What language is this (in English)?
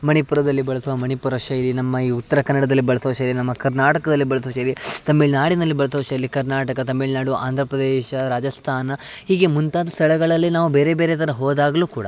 Kannada